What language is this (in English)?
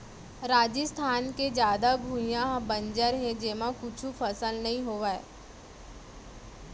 Chhattisgarhi